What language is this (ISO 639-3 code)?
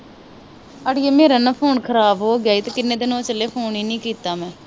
pan